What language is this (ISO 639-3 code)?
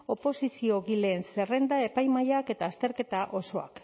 eus